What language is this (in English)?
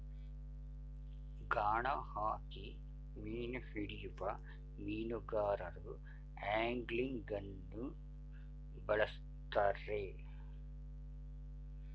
Kannada